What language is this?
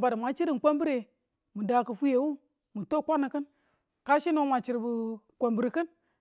Tula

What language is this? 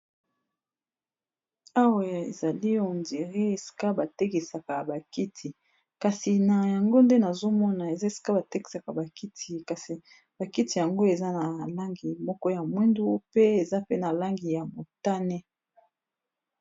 Lingala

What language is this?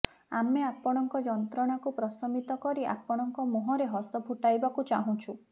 Odia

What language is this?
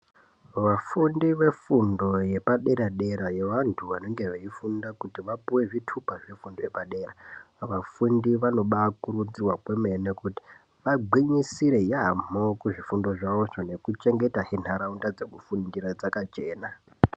Ndau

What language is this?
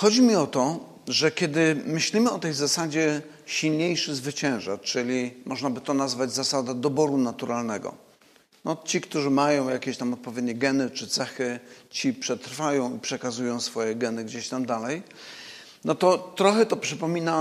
Polish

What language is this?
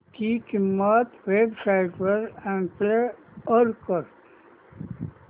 Marathi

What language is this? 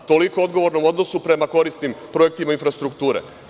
Serbian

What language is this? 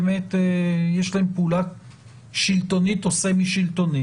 Hebrew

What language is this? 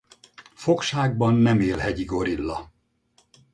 Hungarian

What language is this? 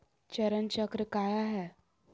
Magahi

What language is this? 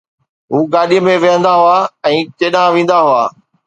Sindhi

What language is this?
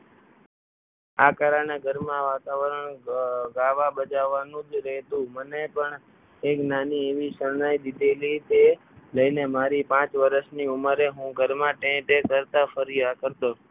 Gujarati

